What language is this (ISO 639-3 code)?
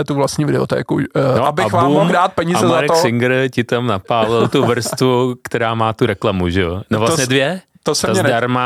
ces